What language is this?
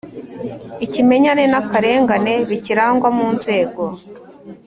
Kinyarwanda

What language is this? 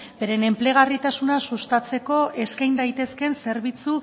Basque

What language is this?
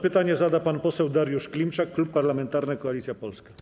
Polish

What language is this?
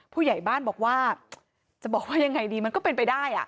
Thai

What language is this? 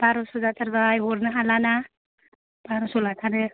Bodo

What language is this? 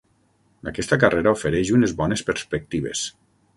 Catalan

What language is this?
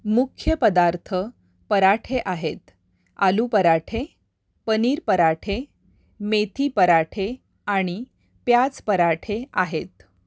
Marathi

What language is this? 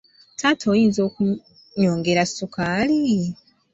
Ganda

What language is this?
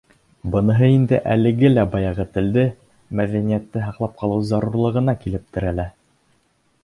Bashkir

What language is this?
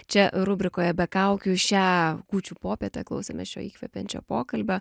Lithuanian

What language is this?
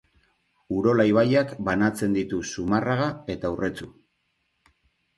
Basque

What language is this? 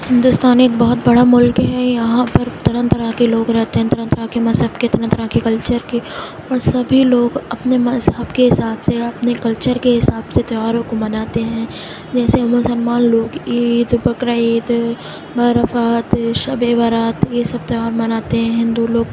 Urdu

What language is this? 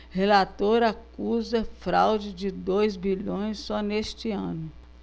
Portuguese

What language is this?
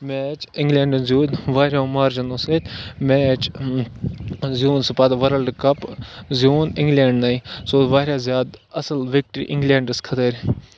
Kashmiri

